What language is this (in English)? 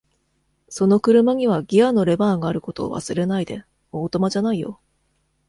Japanese